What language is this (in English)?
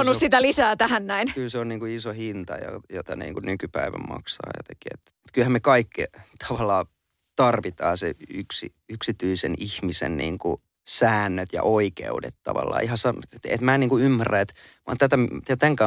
Finnish